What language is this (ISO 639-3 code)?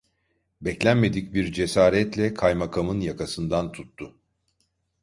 tur